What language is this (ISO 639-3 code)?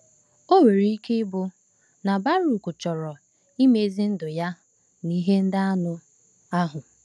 ibo